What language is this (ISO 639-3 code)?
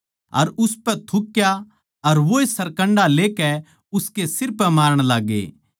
bgc